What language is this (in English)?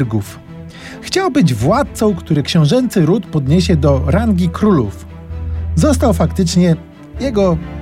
Polish